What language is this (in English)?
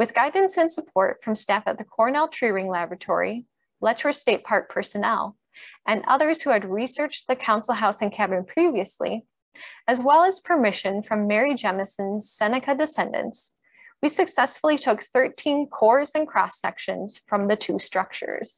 English